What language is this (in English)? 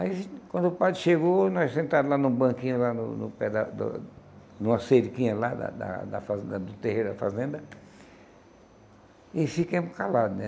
Portuguese